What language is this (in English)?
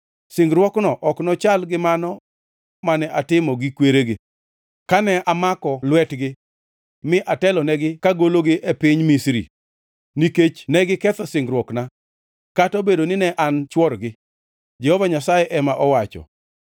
Luo (Kenya and Tanzania)